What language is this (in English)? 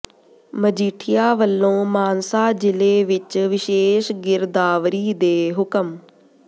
Punjabi